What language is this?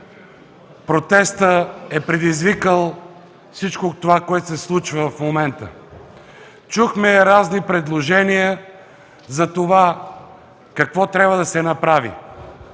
Bulgarian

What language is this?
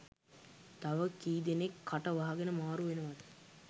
Sinhala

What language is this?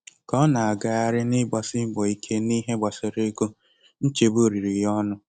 Igbo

